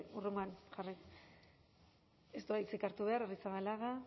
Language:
Basque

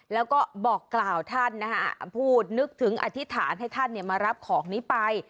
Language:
Thai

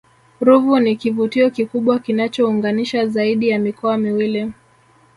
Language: Swahili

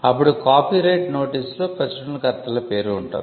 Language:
Telugu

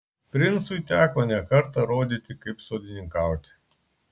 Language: Lithuanian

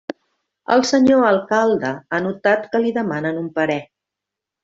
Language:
Catalan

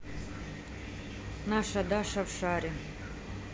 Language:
Russian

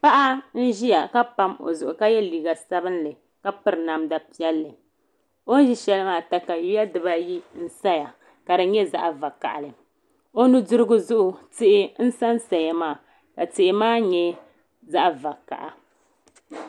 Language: Dagbani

